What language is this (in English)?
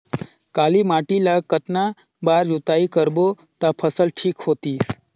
Chhattisgarhi